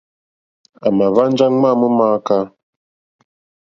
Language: Mokpwe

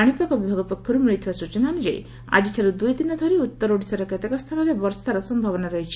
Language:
Odia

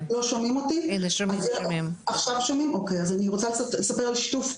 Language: Hebrew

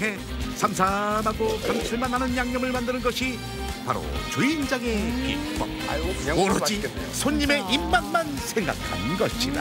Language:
Korean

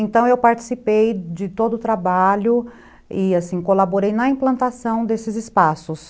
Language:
Portuguese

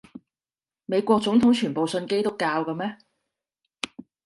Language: Cantonese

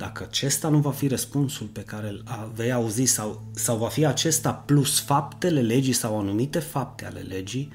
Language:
Romanian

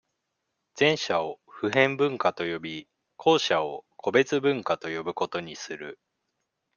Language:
Japanese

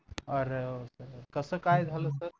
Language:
Marathi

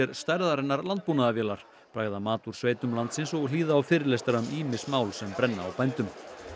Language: Icelandic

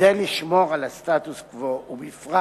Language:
Hebrew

